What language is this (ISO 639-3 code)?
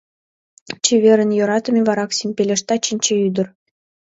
chm